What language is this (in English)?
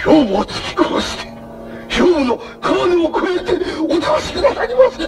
Japanese